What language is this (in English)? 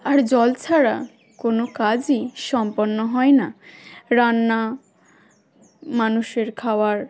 Bangla